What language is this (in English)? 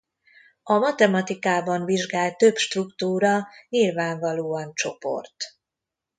Hungarian